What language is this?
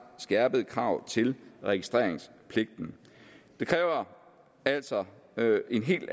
Danish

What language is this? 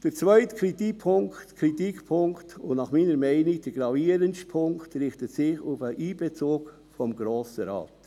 Swiss German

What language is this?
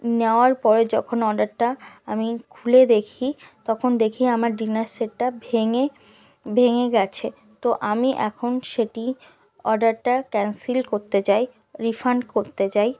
Bangla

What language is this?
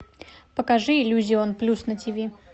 Russian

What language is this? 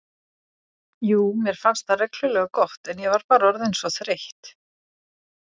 Icelandic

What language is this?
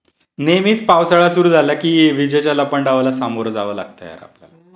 Marathi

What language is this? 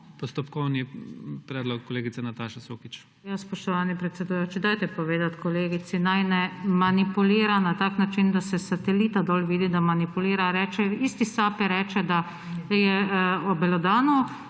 Slovenian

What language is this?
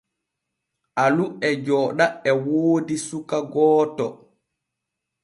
Borgu Fulfulde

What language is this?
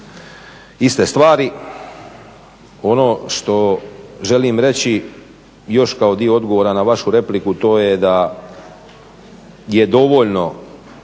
Croatian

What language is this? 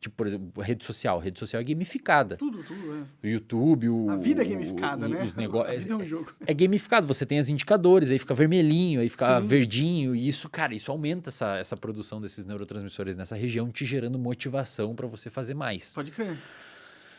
Portuguese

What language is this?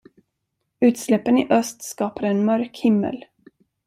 Swedish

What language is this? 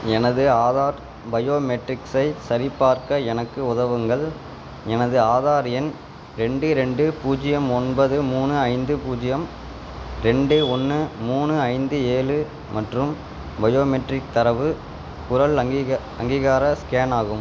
Tamil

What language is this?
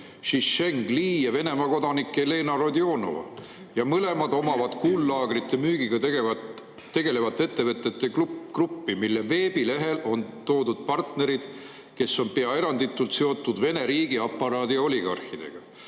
Estonian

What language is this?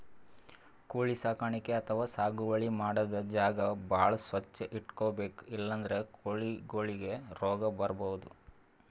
Kannada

